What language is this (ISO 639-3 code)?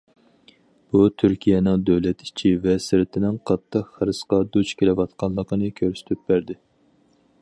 uig